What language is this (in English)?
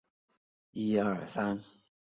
Chinese